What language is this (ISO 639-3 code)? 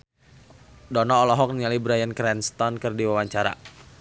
sun